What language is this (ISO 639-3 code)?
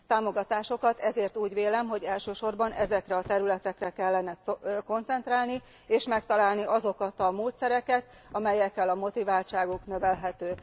hun